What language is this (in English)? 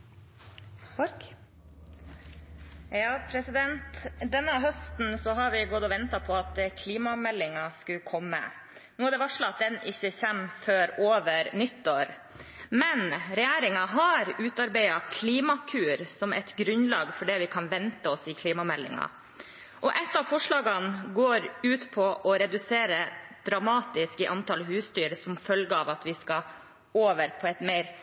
Norwegian Bokmål